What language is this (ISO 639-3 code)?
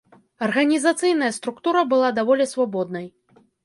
bel